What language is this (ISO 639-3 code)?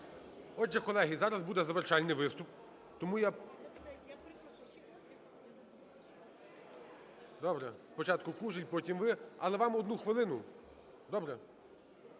ukr